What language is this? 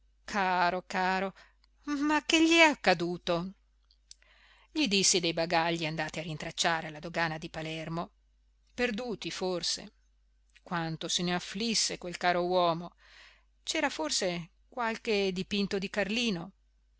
Italian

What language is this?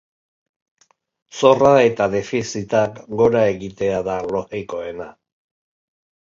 Basque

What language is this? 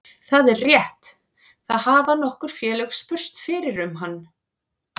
Icelandic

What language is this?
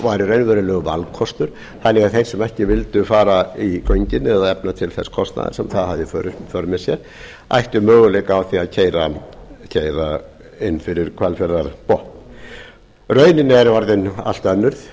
Icelandic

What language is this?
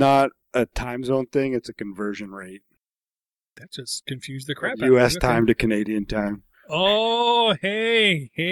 English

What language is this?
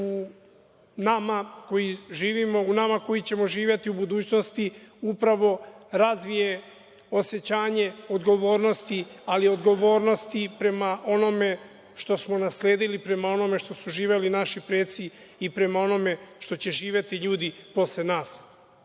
Serbian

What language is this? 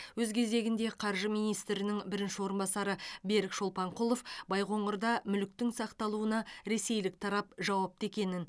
Kazakh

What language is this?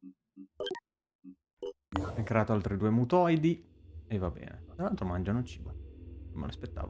Italian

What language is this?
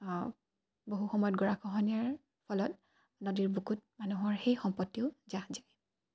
Assamese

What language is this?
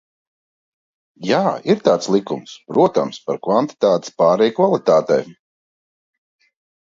Latvian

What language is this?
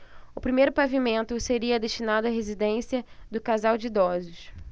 Portuguese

